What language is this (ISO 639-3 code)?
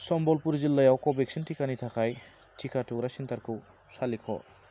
brx